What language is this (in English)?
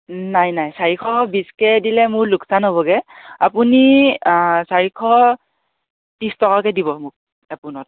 Assamese